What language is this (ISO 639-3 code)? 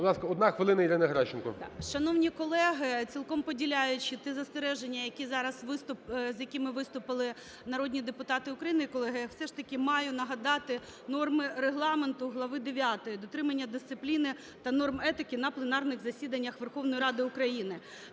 ukr